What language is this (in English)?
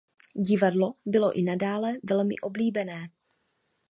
Czech